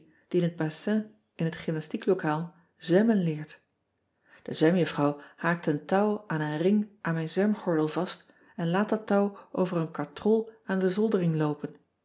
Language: Dutch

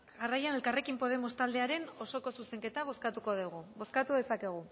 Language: Basque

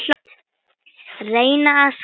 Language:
Icelandic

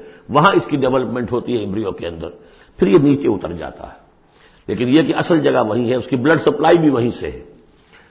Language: Urdu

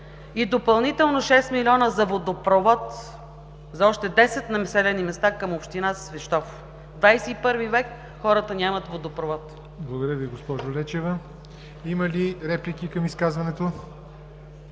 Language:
Bulgarian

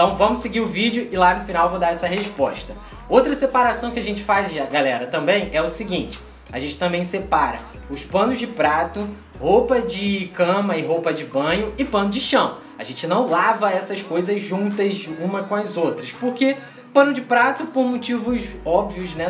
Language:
Portuguese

